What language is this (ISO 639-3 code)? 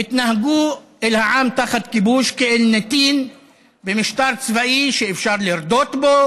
heb